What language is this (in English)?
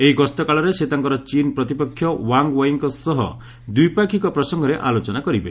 Odia